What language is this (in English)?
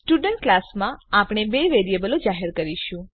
Gujarati